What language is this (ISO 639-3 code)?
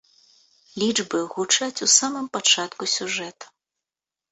bel